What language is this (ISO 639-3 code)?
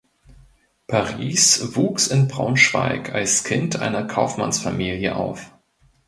deu